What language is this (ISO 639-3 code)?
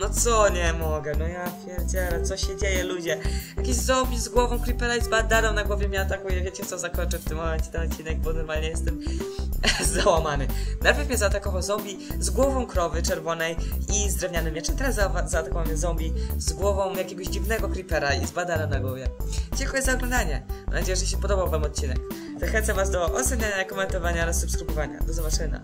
pol